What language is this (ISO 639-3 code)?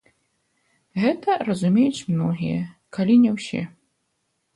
bel